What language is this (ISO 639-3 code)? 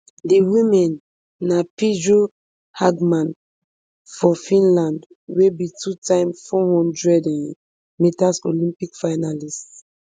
pcm